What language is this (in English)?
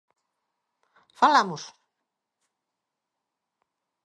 Galician